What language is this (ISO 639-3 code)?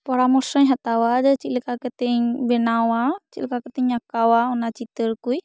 sat